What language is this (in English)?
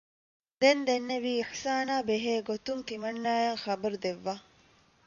Divehi